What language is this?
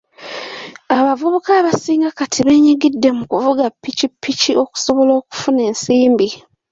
Ganda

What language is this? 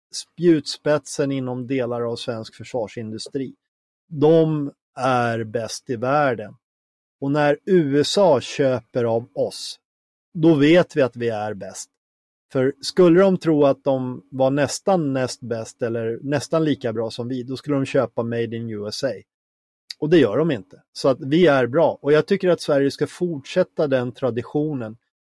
Swedish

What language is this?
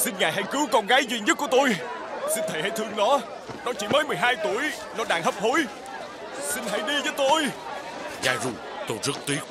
Vietnamese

